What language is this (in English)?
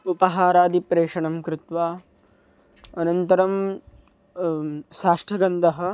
Sanskrit